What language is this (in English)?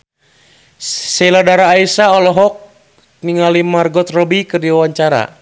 Sundanese